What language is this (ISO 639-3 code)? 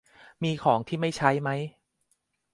tha